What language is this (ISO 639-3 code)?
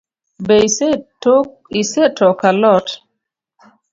luo